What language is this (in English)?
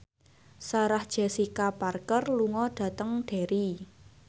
Javanese